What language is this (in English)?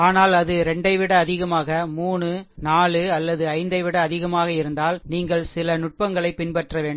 Tamil